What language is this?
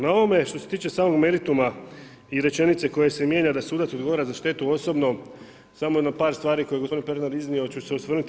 Croatian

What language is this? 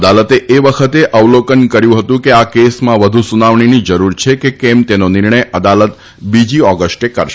Gujarati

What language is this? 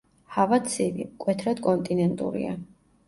Georgian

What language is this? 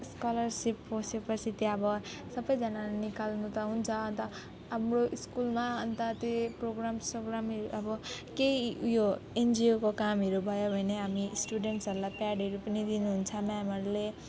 Nepali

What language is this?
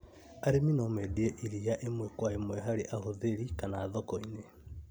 Kikuyu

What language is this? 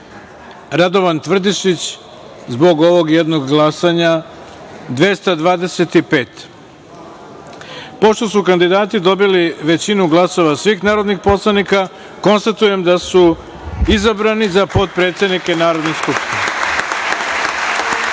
Serbian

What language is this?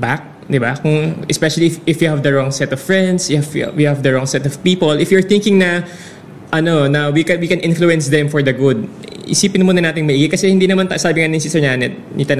Filipino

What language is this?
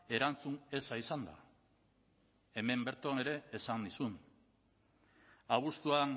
Basque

